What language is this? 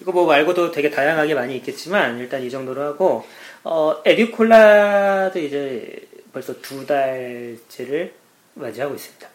Korean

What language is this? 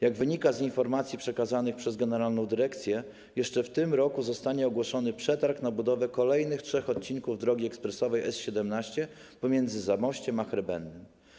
Polish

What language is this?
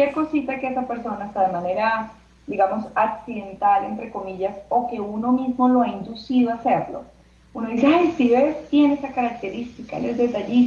Spanish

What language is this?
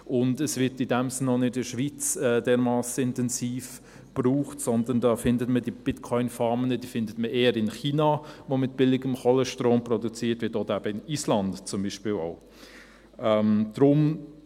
Swiss German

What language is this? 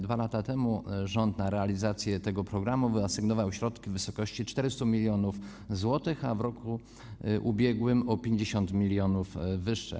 Polish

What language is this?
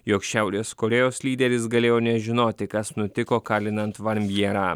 Lithuanian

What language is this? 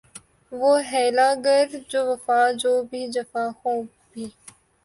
Urdu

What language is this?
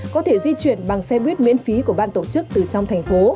Vietnamese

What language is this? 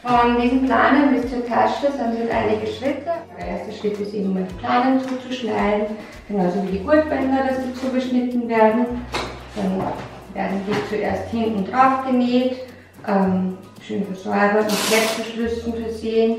German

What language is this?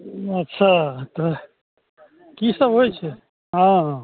Maithili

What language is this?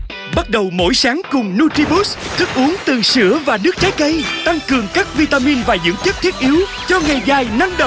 Vietnamese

